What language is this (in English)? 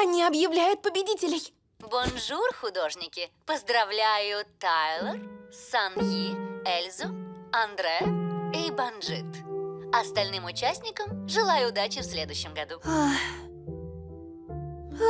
Russian